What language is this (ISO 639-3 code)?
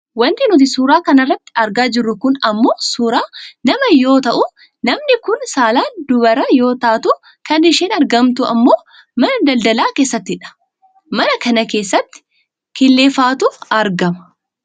orm